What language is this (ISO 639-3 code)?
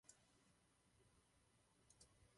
ces